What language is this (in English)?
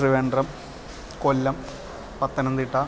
Sanskrit